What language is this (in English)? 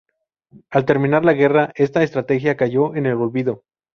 Spanish